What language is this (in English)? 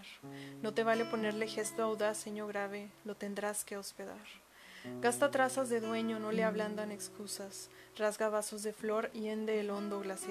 Spanish